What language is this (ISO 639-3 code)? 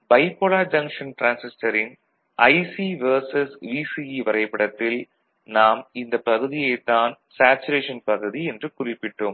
tam